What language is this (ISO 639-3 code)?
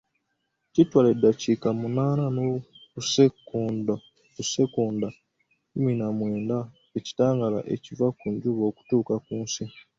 lug